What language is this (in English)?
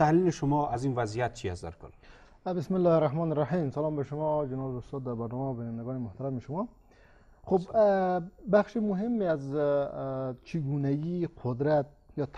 Persian